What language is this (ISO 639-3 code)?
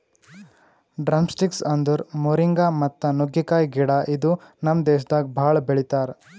kan